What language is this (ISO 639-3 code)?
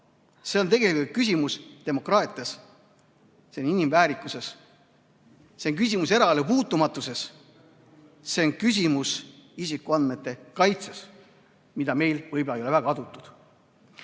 est